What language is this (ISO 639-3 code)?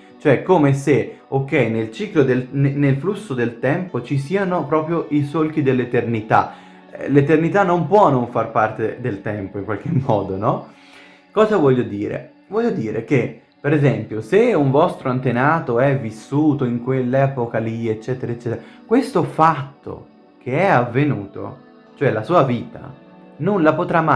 ita